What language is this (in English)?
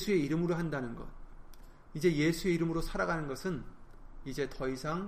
Korean